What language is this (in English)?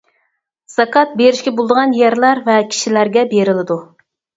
Uyghur